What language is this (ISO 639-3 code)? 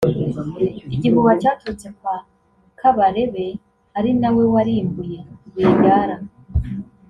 kin